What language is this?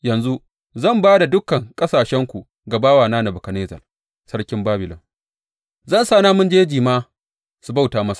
Hausa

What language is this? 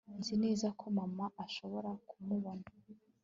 Kinyarwanda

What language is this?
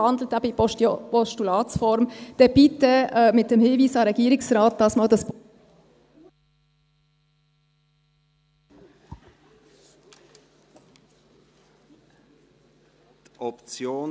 Swiss German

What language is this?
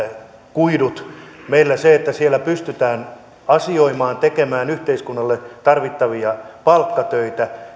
Finnish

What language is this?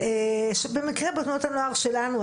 Hebrew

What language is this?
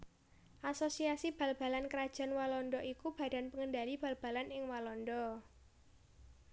Javanese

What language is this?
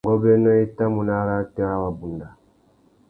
Tuki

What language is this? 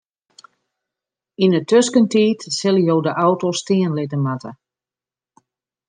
Western Frisian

